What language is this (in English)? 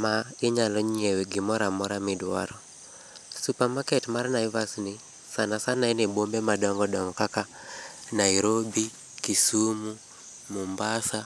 Luo (Kenya and Tanzania)